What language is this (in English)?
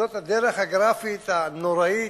Hebrew